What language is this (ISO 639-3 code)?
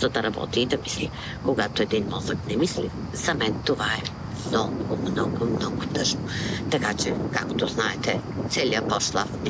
bul